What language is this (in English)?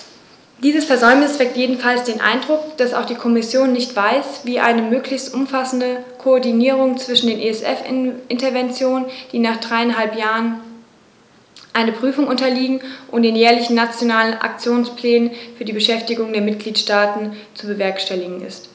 German